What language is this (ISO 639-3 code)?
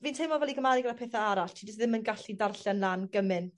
cym